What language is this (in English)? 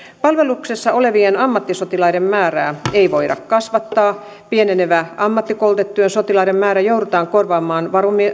Finnish